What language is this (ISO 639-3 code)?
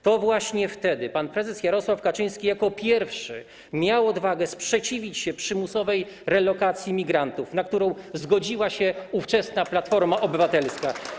pol